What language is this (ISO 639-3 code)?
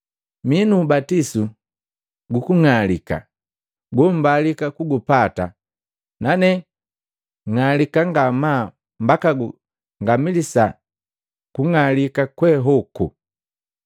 mgv